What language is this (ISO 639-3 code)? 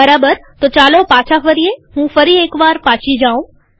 guj